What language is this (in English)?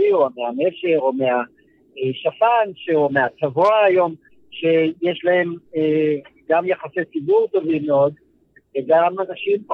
Hebrew